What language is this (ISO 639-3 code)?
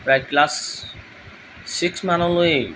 asm